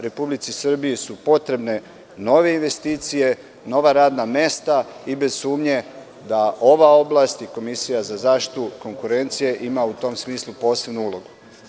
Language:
Serbian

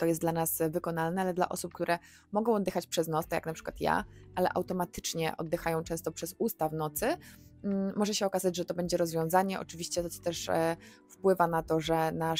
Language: Polish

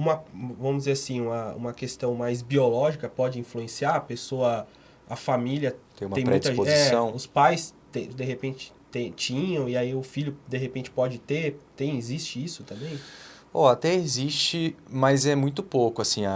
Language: Portuguese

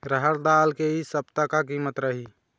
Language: Chhattisgarhi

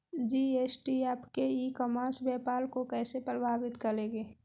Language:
Magahi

